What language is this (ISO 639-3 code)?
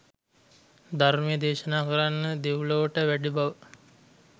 sin